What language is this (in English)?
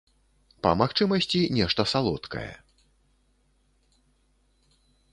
Belarusian